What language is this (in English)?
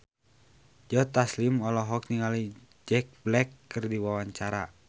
Sundanese